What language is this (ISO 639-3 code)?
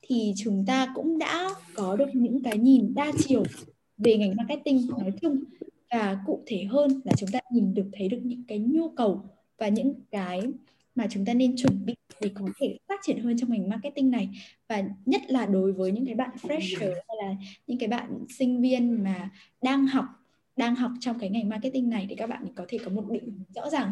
vie